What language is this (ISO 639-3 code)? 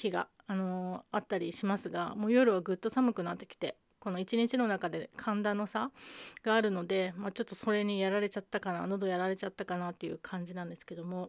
jpn